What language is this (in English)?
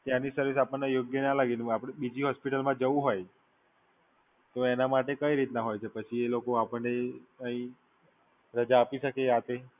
Gujarati